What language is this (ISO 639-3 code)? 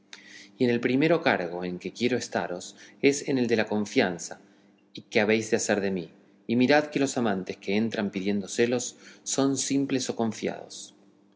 spa